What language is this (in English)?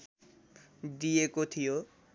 Nepali